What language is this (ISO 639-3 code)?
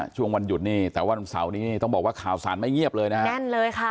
tha